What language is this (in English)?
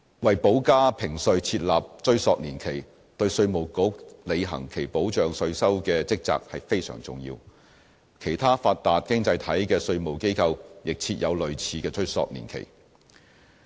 Cantonese